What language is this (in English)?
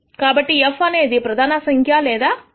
Telugu